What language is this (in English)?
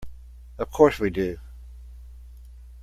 English